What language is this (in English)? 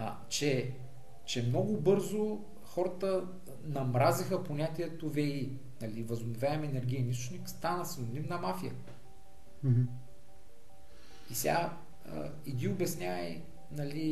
Bulgarian